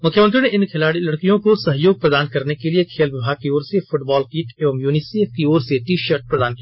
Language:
Hindi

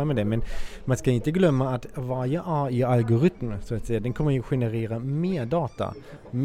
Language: Swedish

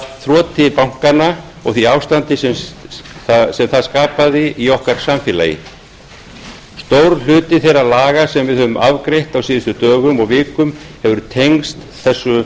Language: Icelandic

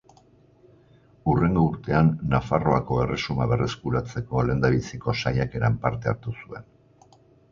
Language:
Basque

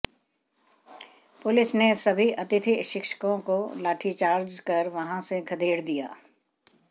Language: Hindi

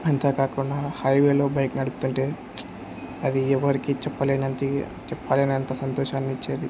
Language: Telugu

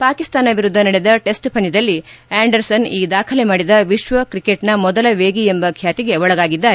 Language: Kannada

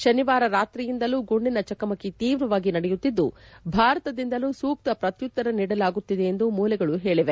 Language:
Kannada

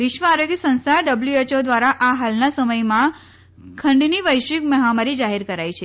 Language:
Gujarati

